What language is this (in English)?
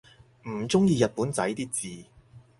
Cantonese